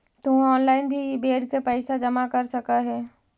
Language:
Magahi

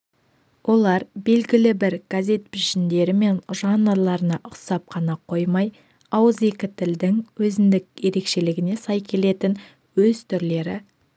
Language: Kazakh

